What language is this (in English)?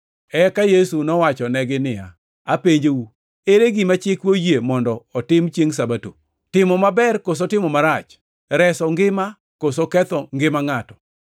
Luo (Kenya and Tanzania)